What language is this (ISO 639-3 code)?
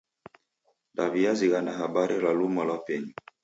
dav